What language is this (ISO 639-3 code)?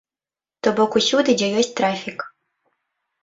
bel